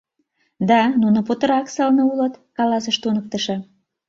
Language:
Mari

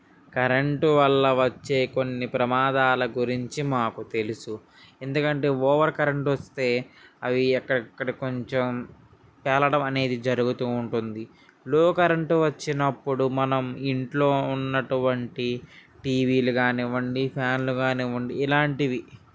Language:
Telugu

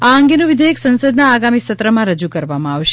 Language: Gujarati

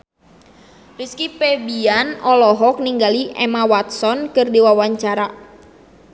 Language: Sundanese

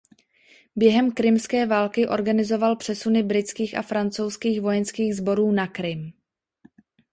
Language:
Czech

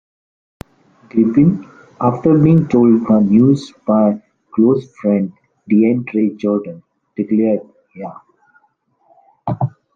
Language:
English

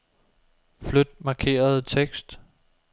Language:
Danish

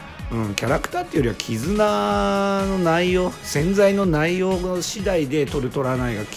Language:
Japanese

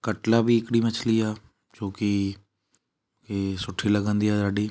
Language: Sindhi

